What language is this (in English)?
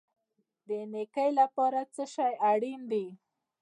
Pashto